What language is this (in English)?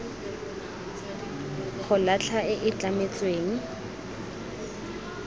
Tswana